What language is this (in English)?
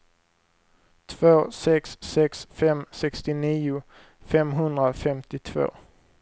Swedish